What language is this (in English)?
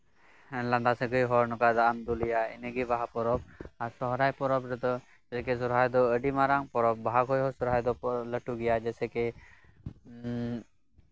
Santali